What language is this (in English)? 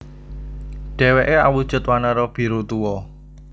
Javanese